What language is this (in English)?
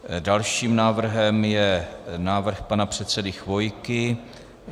Czech